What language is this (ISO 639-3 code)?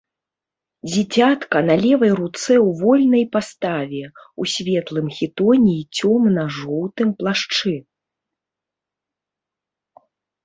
bel